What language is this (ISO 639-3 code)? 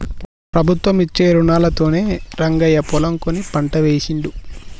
tel